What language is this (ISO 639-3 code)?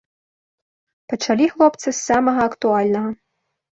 bel